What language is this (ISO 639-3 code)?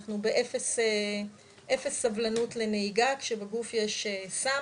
heb